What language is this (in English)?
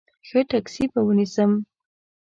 Pashto